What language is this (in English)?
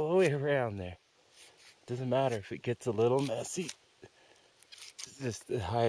English